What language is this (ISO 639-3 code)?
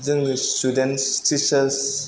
brx